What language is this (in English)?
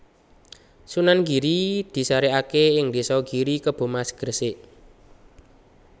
Javanese